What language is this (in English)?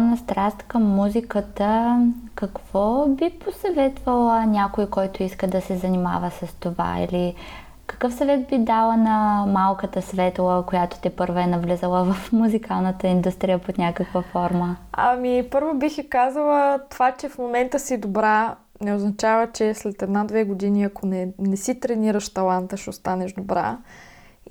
Bulgarian